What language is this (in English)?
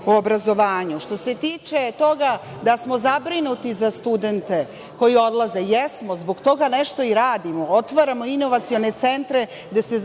Serbian